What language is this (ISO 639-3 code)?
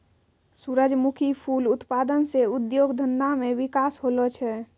mai